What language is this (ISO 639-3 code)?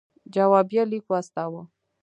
pus